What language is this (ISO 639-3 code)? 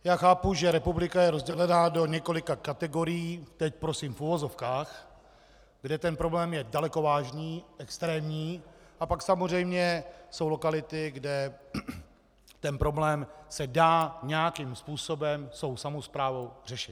ces